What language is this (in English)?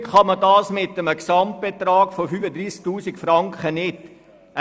Swiss German